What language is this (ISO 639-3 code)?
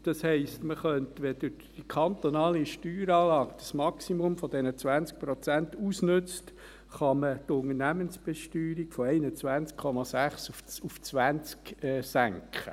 gsw